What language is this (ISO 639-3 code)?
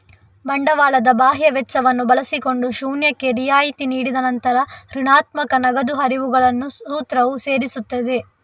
kan